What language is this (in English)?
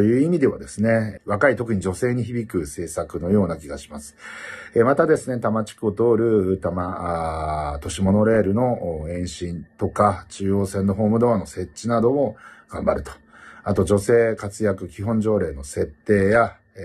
Japanese